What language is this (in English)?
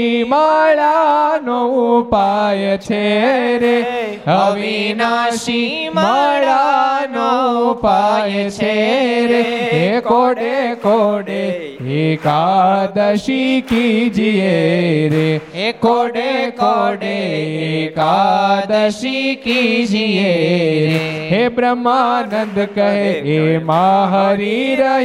Gujarati